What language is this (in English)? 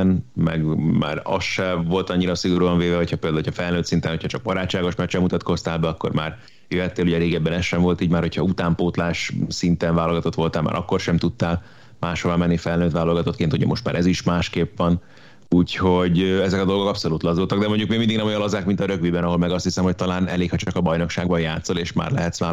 Hungarian